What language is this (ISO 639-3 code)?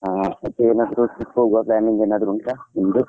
kan